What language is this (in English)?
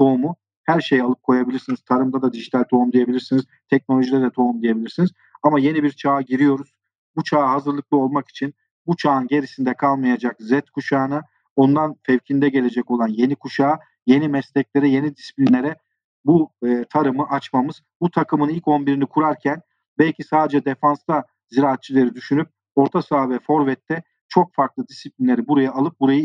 Turkish